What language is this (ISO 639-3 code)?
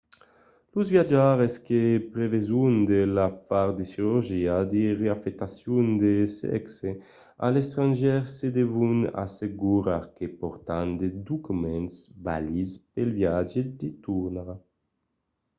oci